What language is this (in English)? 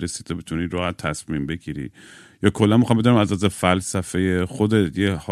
Persian